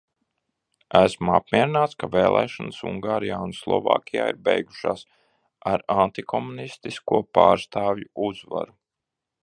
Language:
Latvian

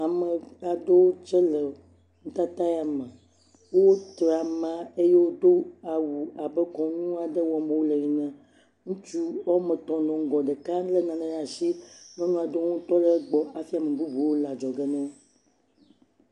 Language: Ewe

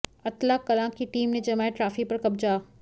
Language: Hindi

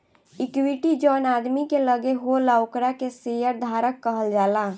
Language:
Bhojpuri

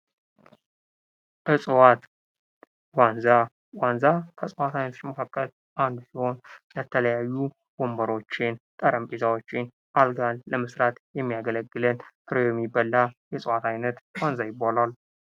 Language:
Amharic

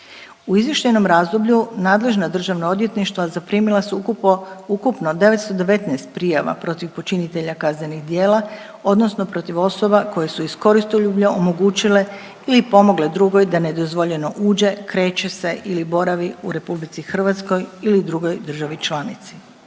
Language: Croatian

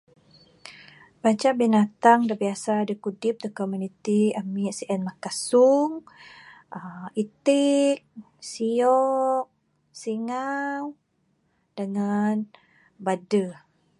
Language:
Bukar-Sadung Bidayuh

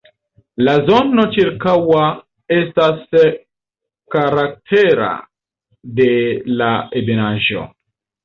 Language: Esperanto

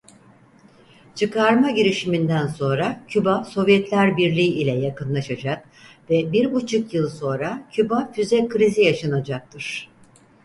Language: Turkish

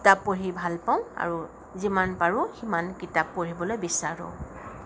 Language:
Assamese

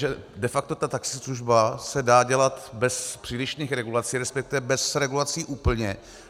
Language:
Czech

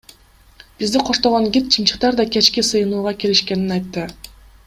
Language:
Kyrgyz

